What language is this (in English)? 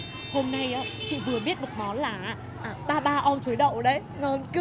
Vietnamese